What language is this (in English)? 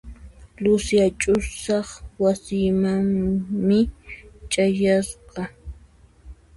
Puno Quechua